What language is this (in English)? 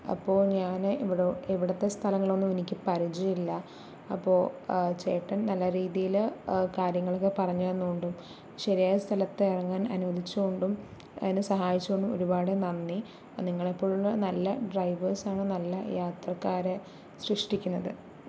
Malayalam